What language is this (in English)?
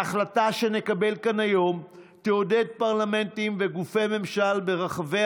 Hebrew